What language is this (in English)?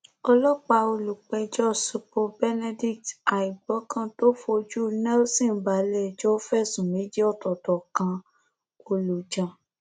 Yoruba